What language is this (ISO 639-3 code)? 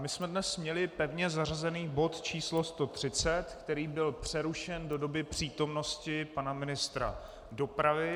ces